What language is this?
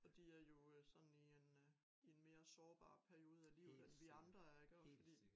Danish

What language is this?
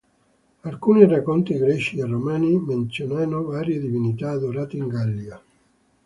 Italian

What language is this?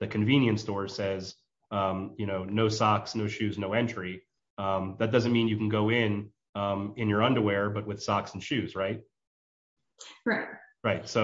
English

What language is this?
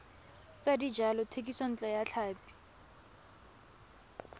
Tswana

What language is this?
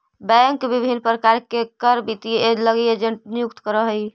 Magahi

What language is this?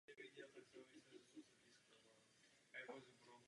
Czech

